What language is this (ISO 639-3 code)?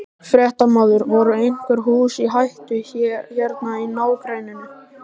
isl